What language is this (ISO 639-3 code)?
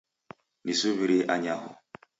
dav